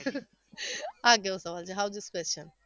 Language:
Gujarati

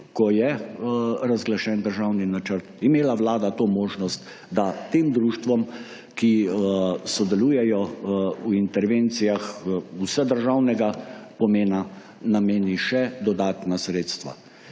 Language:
Slovenian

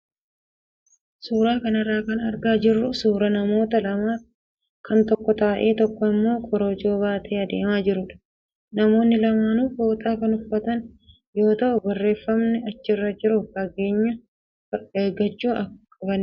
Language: Oromo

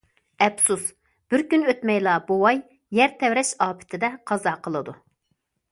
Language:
Uyghur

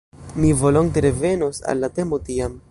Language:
Esperanto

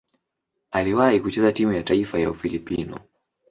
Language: Swahili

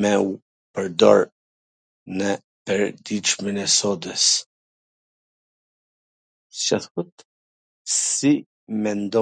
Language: Gheg Albanian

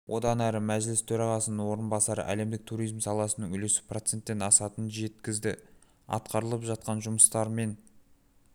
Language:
Kazakh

